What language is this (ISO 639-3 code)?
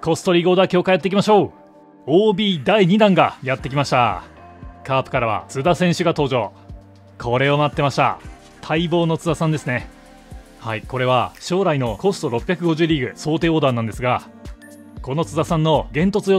jpn